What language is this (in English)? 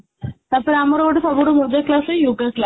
Odia